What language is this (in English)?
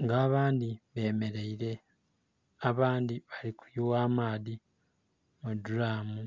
Soga